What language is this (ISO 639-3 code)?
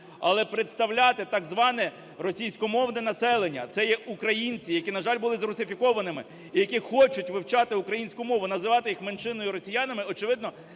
ukr